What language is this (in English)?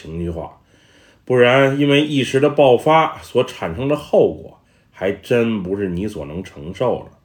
Chinese